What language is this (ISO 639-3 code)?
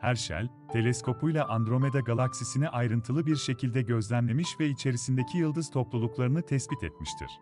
tur